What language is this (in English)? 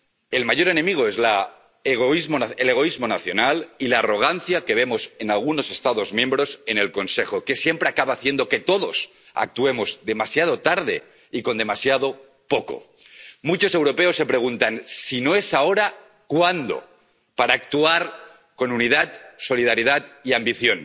Spanish